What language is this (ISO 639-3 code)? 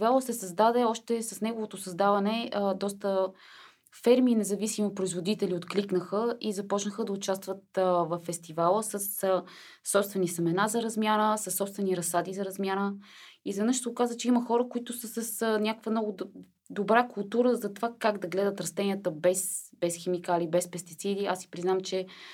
bul